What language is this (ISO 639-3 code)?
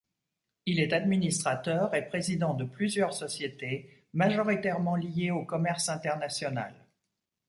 fra